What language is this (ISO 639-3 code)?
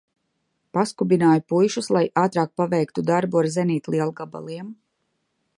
lav